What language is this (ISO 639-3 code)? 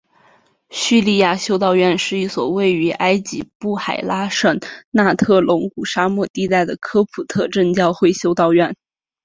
zho